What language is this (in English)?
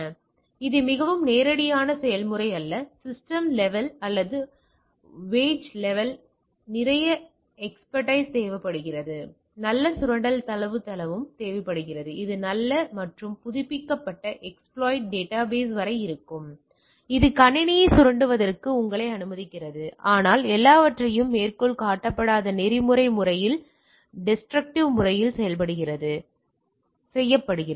Tamil